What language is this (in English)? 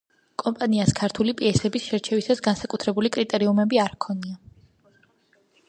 Georgian